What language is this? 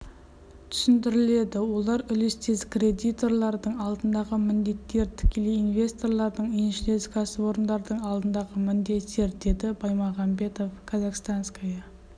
Kazakh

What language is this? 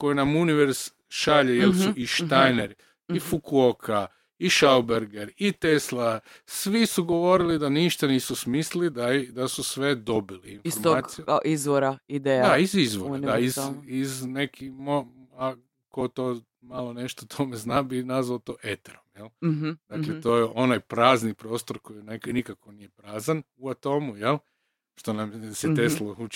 Croatian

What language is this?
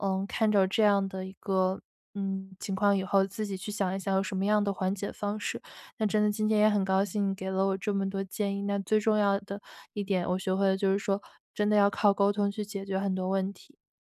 Chinese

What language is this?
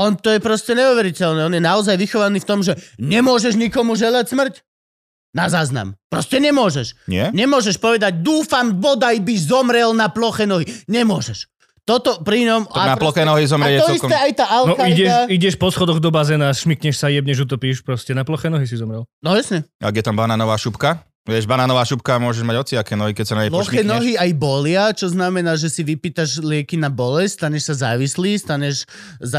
Slovak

